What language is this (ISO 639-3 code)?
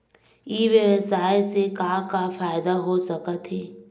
hne